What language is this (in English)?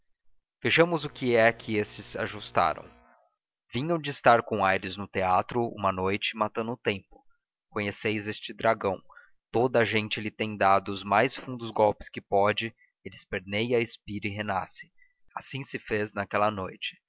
Portuguese